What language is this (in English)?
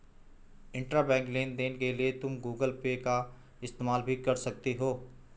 Hindi